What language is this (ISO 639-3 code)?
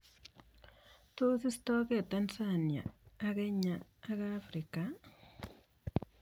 kln